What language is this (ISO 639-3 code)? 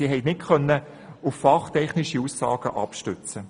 gsw